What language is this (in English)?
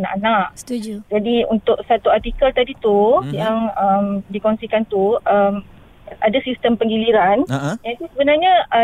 Malay